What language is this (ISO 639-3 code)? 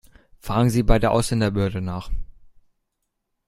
deu